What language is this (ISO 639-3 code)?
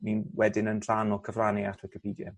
cym